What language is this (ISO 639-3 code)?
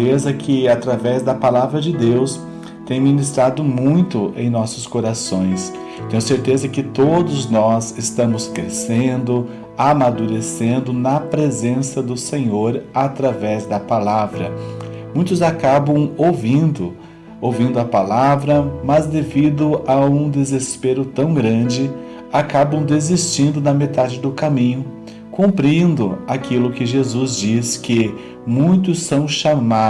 por